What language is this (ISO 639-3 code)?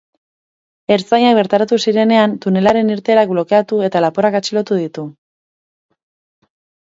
eus